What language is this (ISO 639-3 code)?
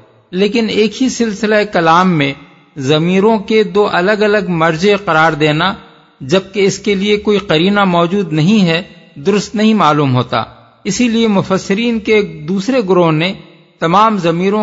urd